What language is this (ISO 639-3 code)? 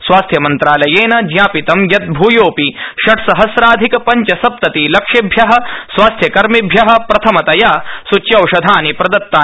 san